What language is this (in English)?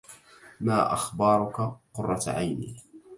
Arabic